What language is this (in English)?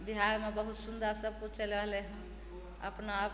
Maithili